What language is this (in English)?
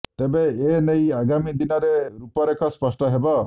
Odia